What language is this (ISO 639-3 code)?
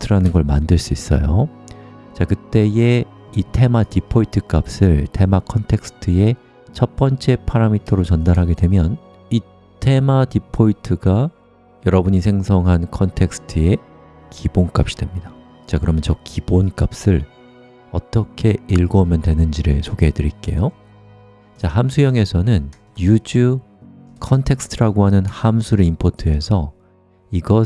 kor